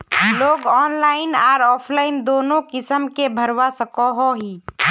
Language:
Magahi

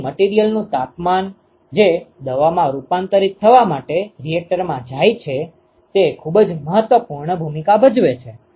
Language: Gujarati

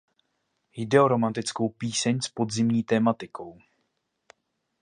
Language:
Czech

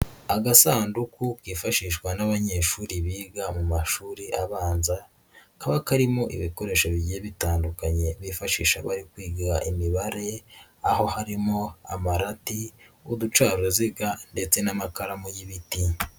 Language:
Kinyarwanda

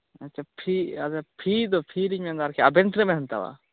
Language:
Santali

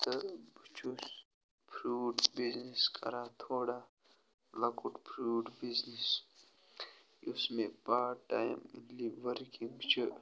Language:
Kashmiri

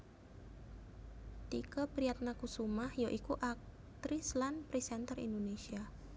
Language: Javanese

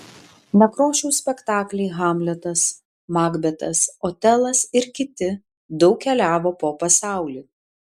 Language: Lithuanian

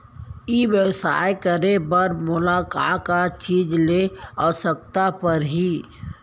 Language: Chhattisgarhi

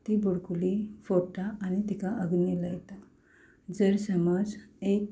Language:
Konkani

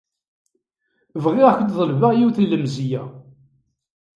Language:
Kabyle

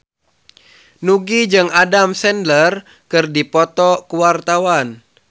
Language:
Sundanese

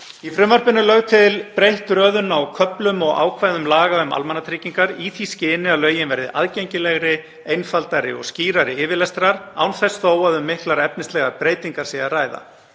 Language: Icelandic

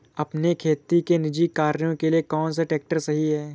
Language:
Hindi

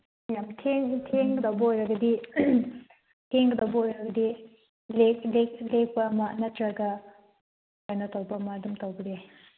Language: Manipuri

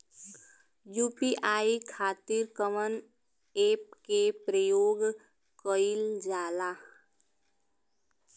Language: Bhojpuri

